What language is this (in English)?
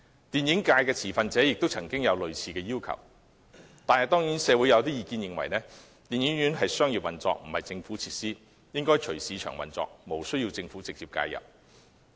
Cantonese